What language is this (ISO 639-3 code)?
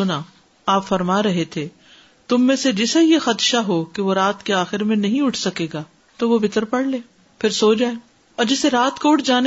urd